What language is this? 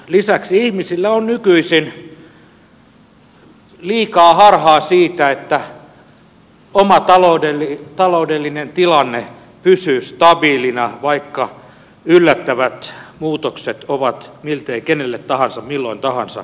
Finnish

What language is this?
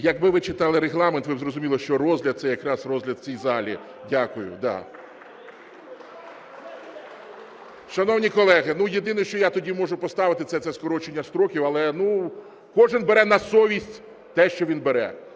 Ukrainian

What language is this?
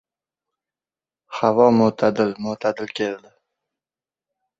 Uzbek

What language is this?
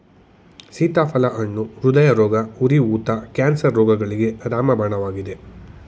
Kannada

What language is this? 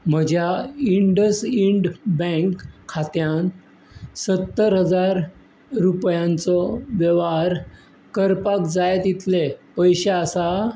Konkani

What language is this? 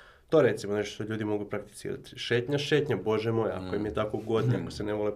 Croatian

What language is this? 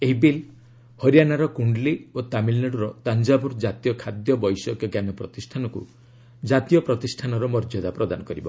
Odia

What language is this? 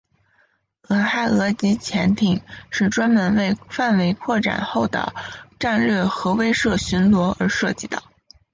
Chinese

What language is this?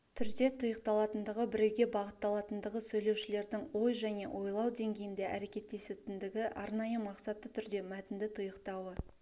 Kazakh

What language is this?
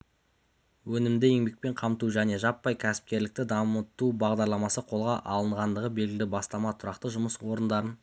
Kazakh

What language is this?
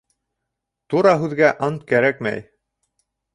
Bashkir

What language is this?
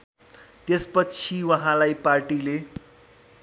Nepali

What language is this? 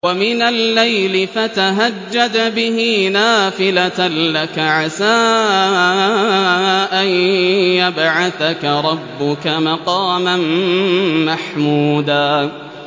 Arabic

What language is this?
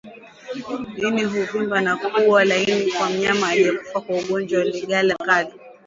Swahili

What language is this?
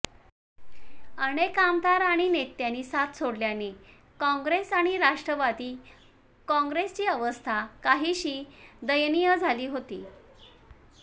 Marathi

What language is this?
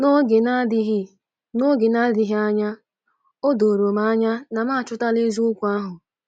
Igbo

